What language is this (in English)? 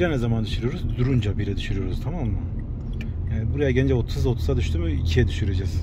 Turkish